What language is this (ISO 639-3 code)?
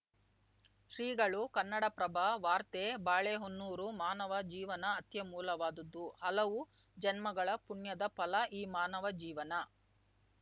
kan